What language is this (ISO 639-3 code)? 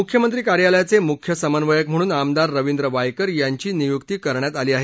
mar